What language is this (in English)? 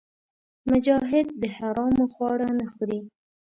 Pashto